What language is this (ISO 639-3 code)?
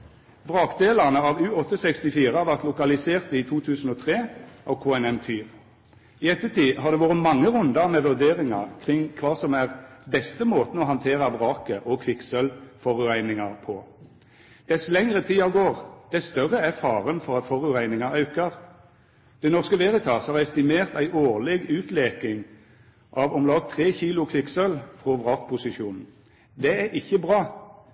nno